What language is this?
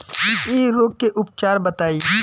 Bhojpuri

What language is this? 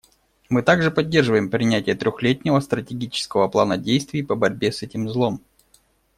Russian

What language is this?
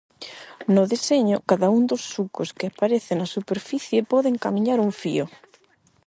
Galician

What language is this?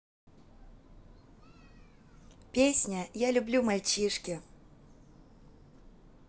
Russian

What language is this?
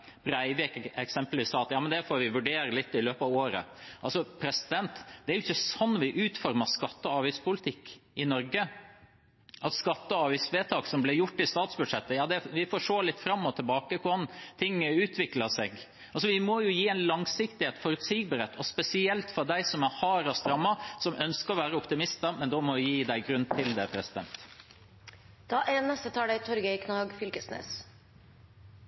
Norwegian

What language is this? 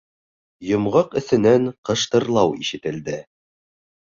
Bashkir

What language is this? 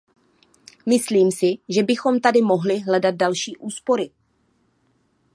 Czech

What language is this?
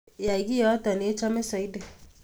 Kalenjin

